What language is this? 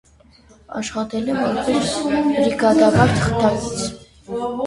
Armenian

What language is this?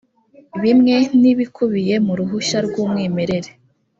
Kinyarwanda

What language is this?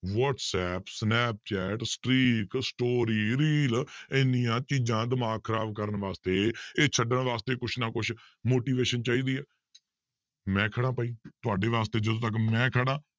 Punjabi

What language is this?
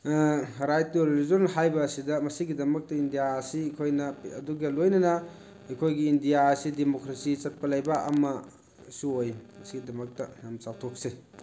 Manipuri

